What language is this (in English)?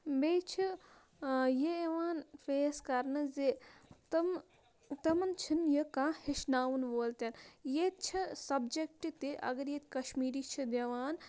Kashmiri